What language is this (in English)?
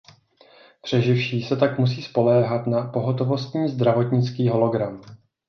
Czech